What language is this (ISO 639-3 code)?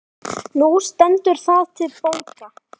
isl